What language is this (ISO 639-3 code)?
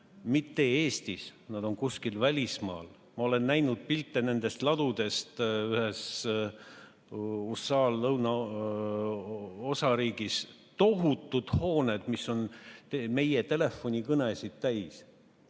est